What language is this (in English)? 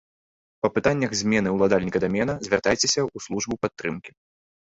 Belarusian